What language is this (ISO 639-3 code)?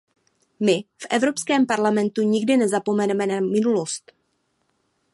ces